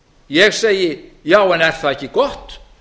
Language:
Icelandic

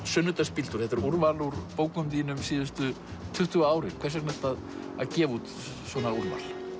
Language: Icelandic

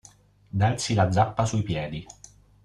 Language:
Italian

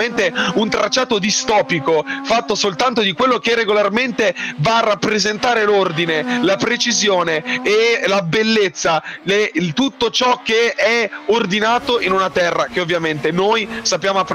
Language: Italian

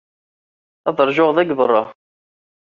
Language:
Kabyle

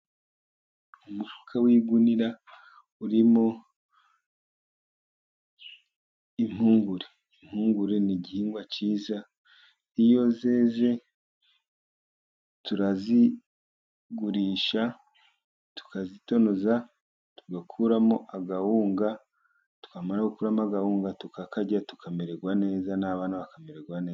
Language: Kinyarwanda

